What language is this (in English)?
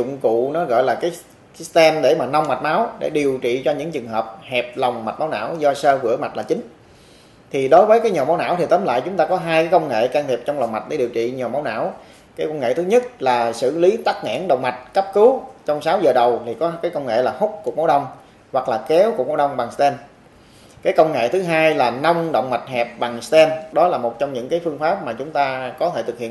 Vietnamese